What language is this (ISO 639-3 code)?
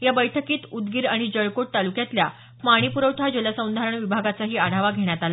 mar